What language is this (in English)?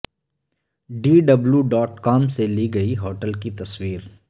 Urdu